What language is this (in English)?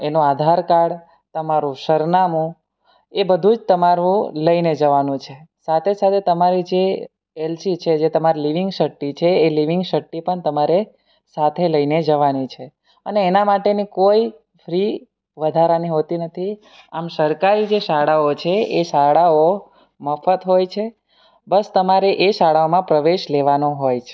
Gujarati